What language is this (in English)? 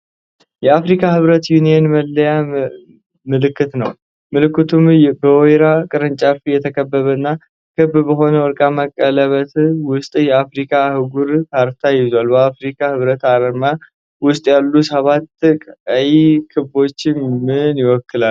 Amharic